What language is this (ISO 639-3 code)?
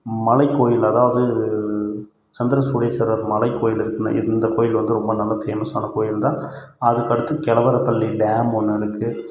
tam